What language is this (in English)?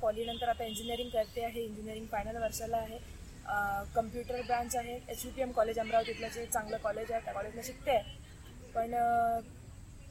Marathi